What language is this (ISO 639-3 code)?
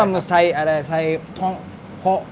tha